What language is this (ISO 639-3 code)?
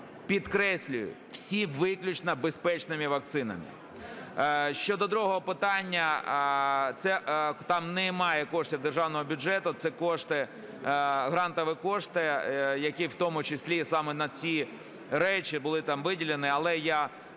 ukr